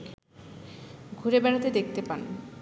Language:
Bangla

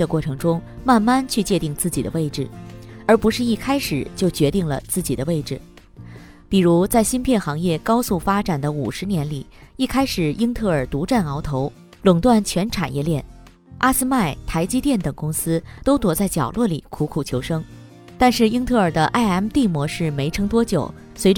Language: Chinese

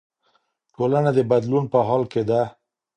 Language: Pashto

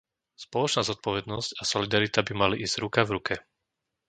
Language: Slovak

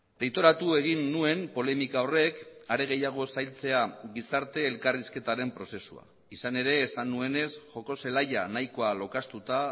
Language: Basque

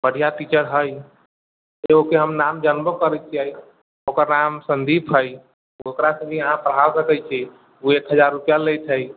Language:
Maithili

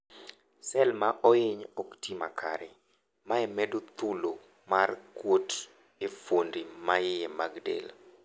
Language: Luo (Kenya and Tanzania)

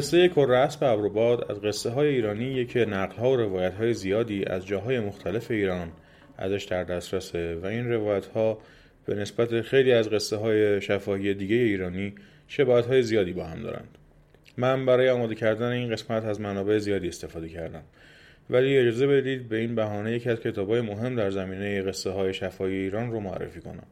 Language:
Persian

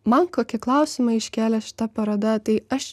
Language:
Lithuanian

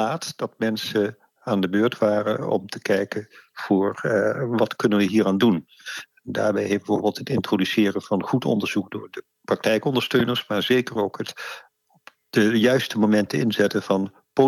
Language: Dutch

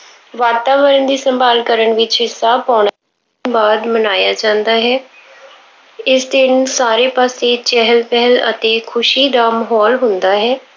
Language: Punjabi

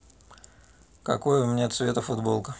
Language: Russian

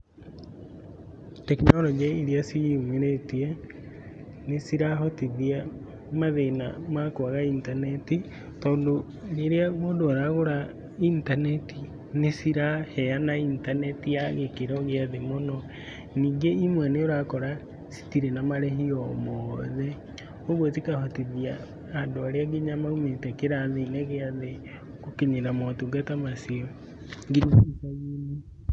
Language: Kikuyu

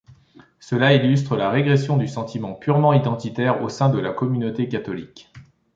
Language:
French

